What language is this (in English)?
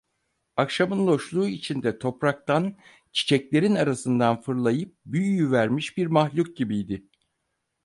Turkish